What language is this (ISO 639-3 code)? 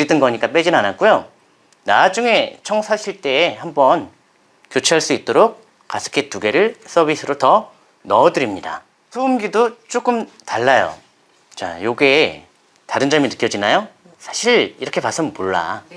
kor